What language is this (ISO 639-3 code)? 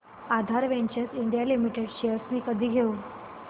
mar